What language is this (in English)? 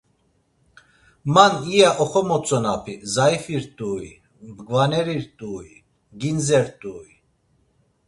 Laz